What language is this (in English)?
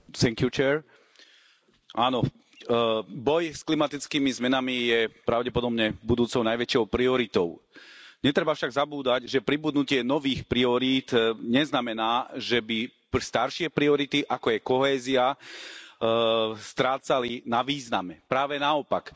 Slovak